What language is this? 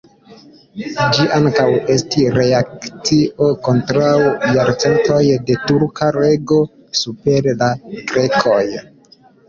Esperanto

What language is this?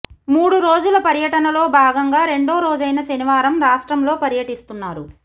Telugu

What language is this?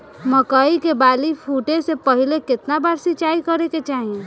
Bhojpuri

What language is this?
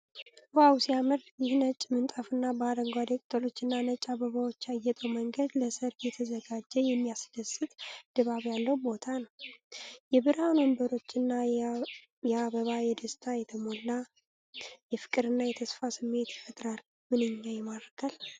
Amharic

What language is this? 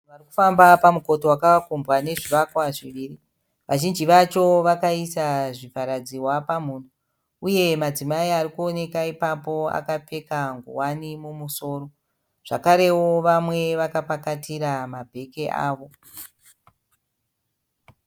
Shona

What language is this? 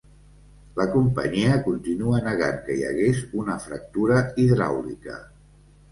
Catalan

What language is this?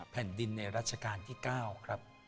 Thai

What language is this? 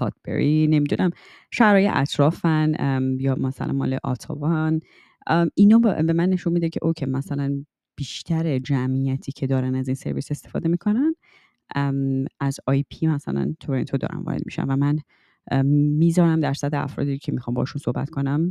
Persian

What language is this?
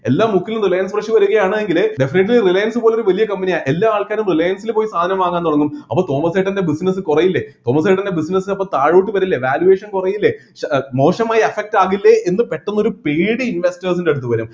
Malayalam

